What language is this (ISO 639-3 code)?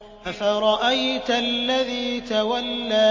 ara